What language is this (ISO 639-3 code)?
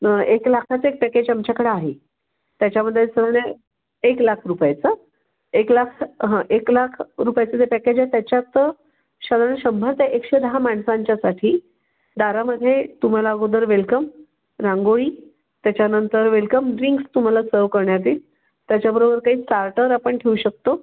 mar